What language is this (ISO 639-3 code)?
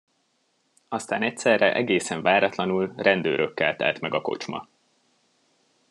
hun